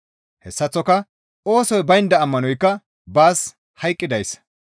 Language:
Gamo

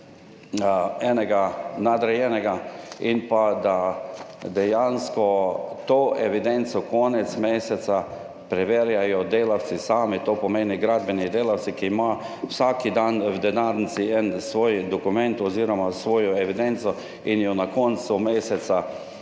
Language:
Slovenian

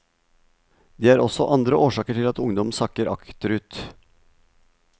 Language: Norwegian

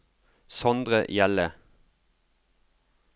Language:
Norwegian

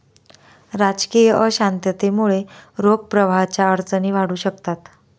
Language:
Marathi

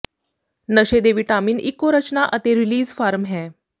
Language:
Punjabi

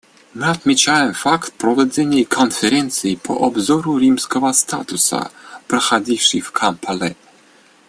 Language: Russian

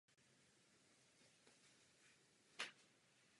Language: Czech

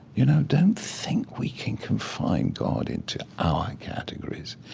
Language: English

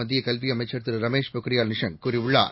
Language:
Tamil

